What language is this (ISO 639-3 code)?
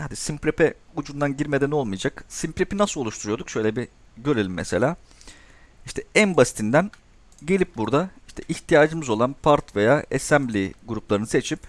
tur